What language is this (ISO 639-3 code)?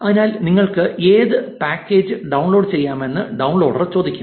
mal